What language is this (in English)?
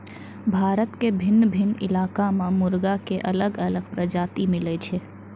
Maithili